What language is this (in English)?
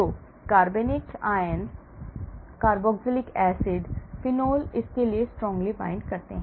Hindi